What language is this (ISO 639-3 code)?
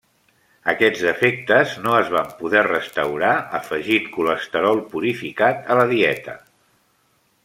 cat